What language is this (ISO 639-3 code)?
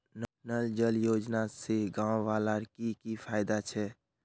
mag